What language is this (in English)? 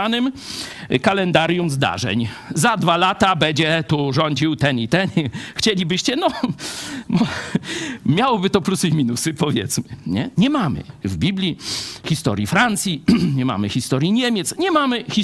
Polish